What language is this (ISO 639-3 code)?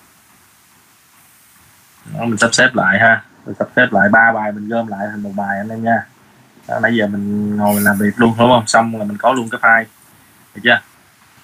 vie